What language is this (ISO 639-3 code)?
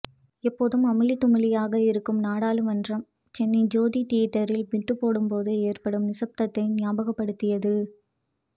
tam